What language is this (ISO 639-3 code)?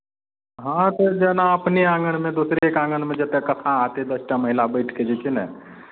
mai